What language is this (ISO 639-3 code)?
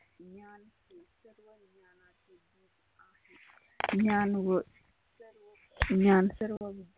mar